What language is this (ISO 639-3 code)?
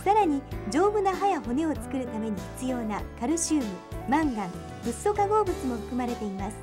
jpn